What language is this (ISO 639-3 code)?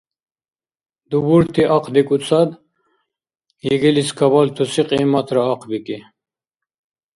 dar